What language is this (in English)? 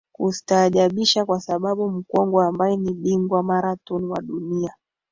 Swahili